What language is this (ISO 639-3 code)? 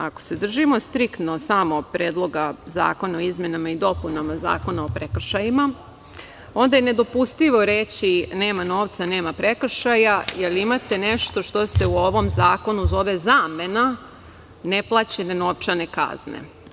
srp